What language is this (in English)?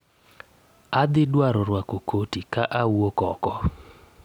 Luo (Kenya and Tanzania)